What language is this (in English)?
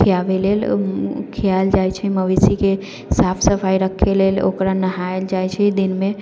Maithili